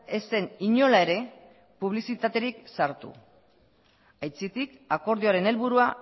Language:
Basque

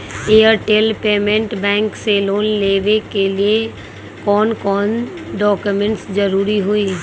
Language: Magahi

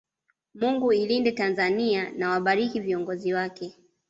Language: Swahili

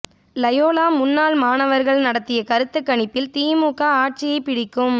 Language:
Tamil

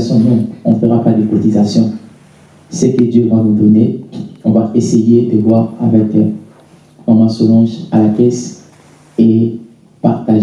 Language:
French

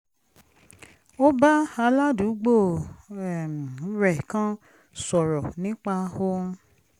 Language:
Yoruba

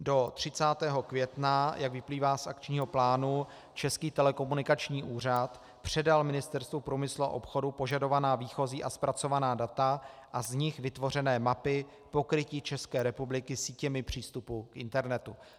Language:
Czech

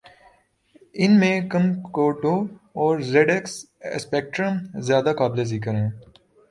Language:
Urdu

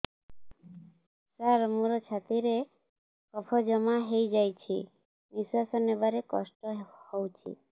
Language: Odia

